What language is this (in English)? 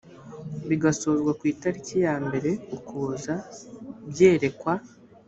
Kinyarwanda